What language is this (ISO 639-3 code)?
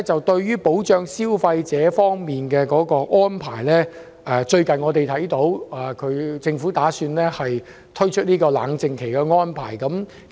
yue